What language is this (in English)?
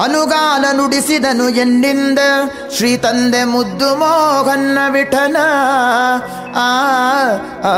Kannada